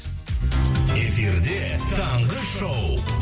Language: Kazakh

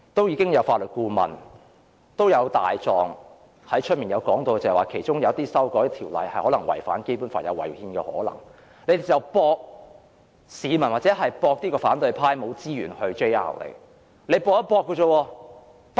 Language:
Cantonese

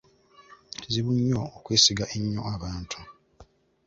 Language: Ganda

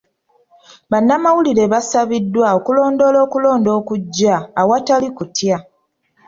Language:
Ganda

